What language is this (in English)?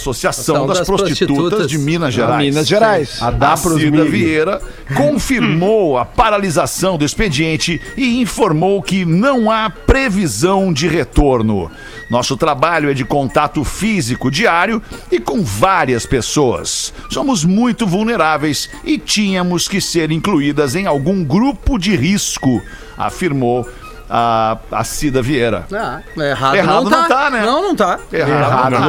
Portuguese